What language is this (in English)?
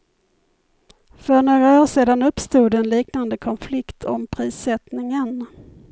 Swedish